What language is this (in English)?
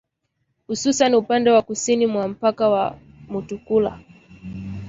Swahili